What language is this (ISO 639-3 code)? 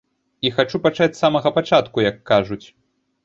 bel